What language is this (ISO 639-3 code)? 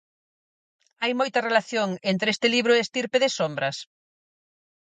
glg